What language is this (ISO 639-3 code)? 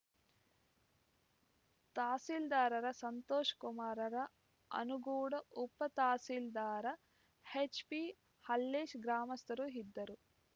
kan